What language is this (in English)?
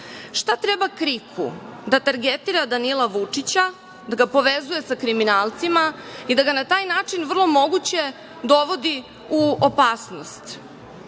Serbian